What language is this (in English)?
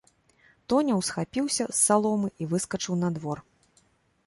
Belarusian